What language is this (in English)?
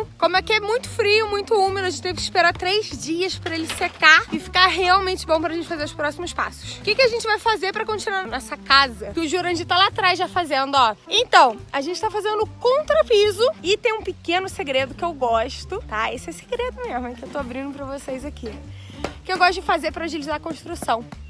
Portuguese